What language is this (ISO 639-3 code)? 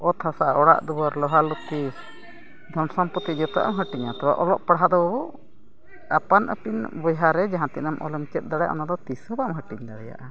sat